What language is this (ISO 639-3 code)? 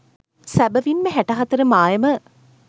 sin